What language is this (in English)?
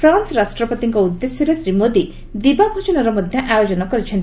Odia